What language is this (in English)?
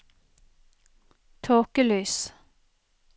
Norwegian